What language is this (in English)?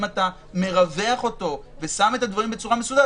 Hebrew